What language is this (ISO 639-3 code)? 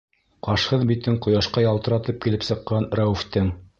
bak